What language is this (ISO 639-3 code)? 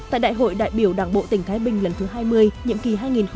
vie